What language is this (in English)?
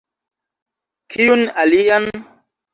Esperanto